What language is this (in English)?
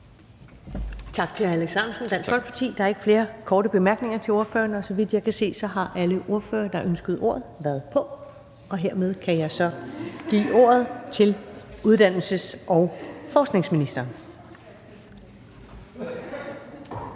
Danish